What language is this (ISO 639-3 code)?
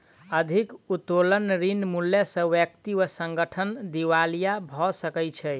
mai